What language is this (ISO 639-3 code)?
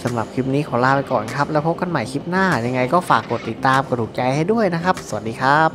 tha